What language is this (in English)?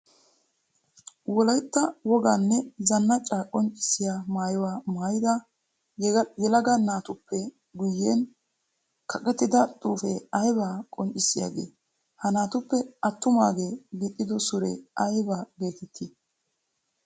Wolaytta